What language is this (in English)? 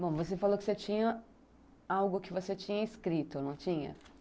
Portuguese